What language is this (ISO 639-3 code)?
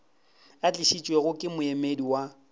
nso